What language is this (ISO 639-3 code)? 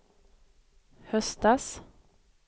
swe